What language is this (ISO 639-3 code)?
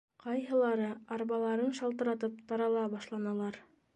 bak